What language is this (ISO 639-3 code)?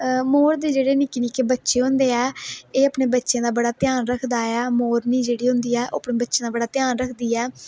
doi